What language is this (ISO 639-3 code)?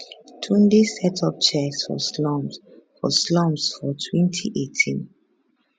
pcm